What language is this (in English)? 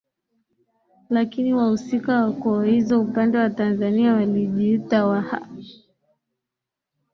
Swahili